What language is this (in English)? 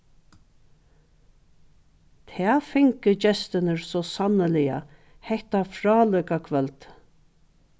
Faroese